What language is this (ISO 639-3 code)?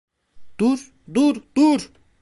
tur